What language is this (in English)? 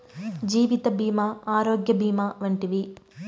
Telugu